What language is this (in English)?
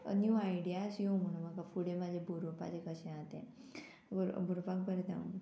Konkani